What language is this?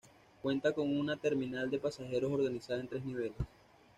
Spanish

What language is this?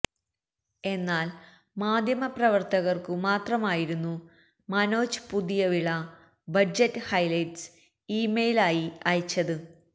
Malayalam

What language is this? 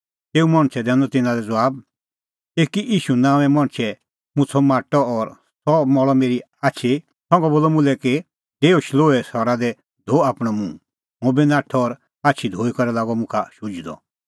Kullu Pahari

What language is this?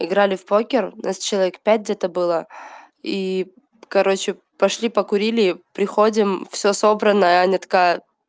Russian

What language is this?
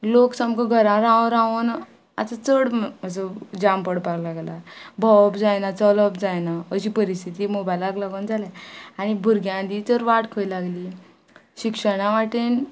Konkani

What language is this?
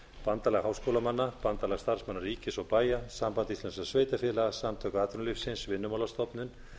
Icelandic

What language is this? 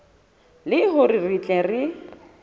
Southern Sotho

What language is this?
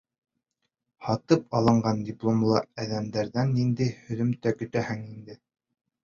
Bashkir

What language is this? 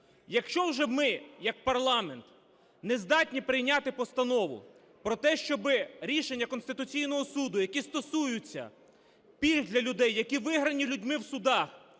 Ukrainian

